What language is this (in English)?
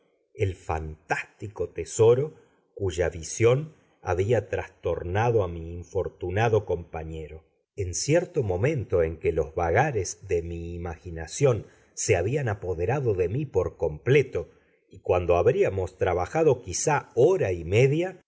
Spanish